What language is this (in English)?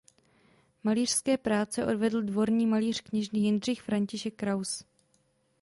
Czech